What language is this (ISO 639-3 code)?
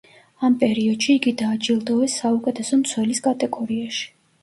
kat